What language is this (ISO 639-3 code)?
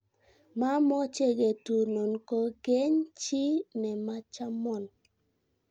kln